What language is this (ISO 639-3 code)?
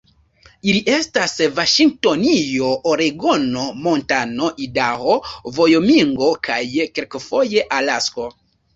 epo